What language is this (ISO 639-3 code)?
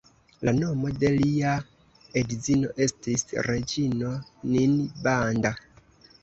epo